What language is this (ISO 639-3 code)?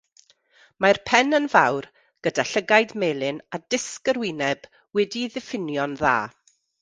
cym